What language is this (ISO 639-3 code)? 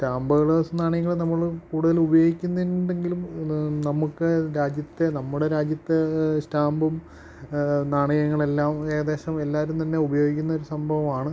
mal